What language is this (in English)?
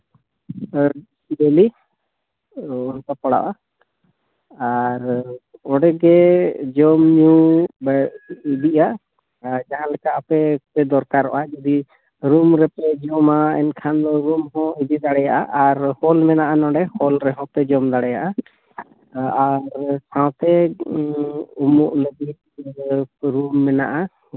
Santali